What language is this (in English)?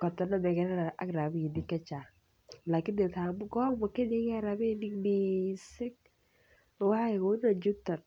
Kalenjin